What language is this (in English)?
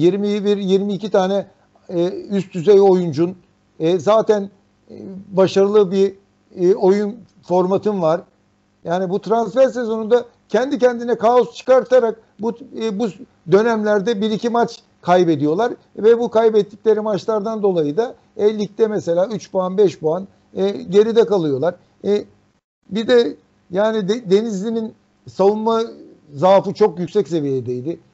Turkish